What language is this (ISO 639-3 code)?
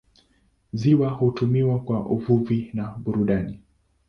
swa